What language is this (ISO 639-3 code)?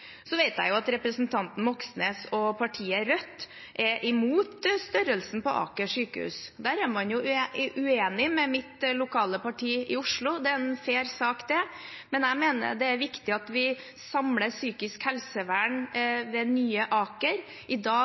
nob